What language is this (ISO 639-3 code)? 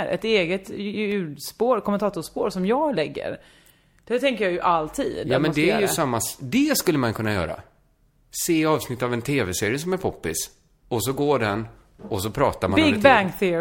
swe